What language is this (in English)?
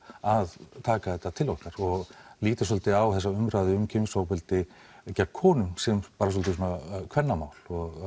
Icelandic